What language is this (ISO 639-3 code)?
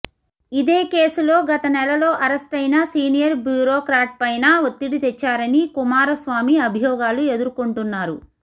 tel